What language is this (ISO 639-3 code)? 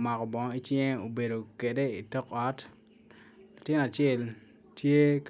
ach